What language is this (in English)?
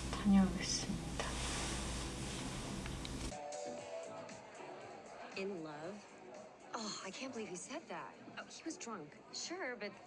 Korean